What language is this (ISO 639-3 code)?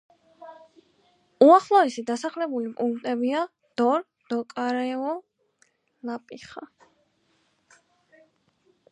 kat